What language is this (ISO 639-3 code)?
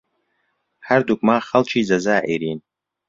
ckb